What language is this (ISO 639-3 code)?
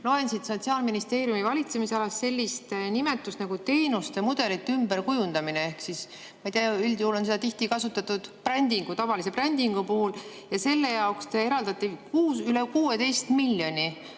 est